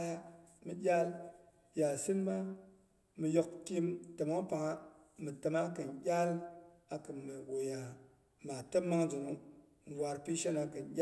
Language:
Boghom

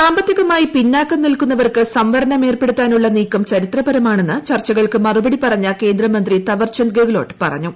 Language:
Malayalam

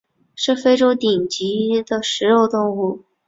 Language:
Chinese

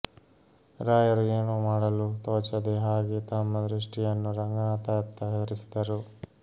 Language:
Kannada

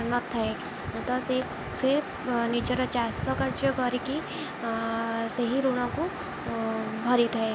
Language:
Odia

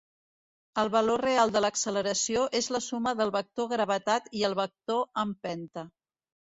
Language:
Catalan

